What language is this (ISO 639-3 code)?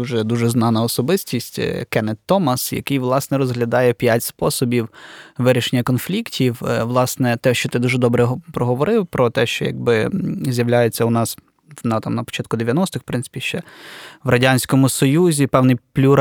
ukr